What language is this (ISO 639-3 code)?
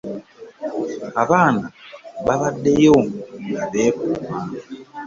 lug